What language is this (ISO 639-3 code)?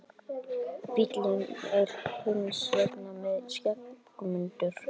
isl